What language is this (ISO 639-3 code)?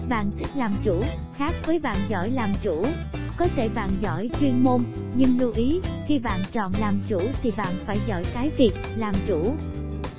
vie